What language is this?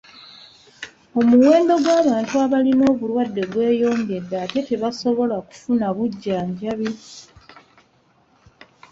Ganda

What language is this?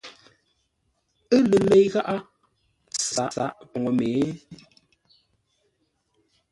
Ngombale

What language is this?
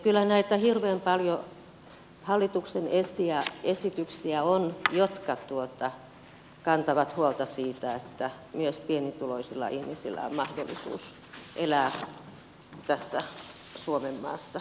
Finnish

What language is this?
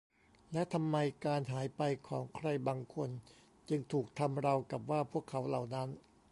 Thai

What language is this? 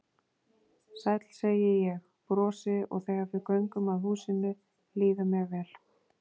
Icelandic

